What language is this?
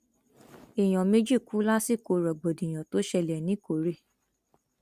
Yoruba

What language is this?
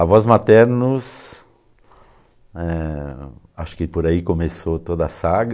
Portuguese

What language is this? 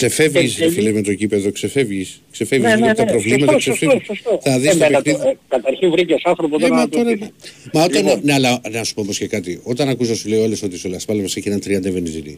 Greek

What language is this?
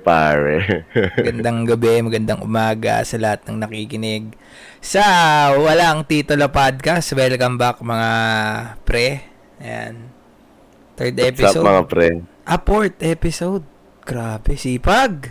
Filipino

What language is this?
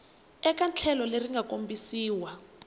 Tsonga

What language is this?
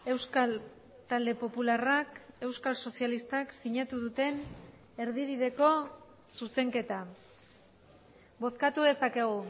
Basque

